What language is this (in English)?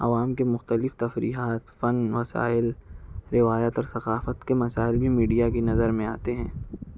Urdu